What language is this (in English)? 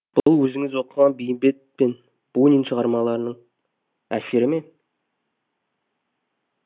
Kazakh